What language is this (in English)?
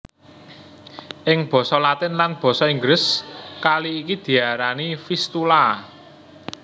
Javanese